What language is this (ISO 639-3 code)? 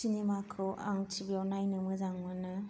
brx